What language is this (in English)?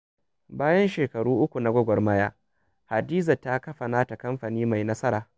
Hausa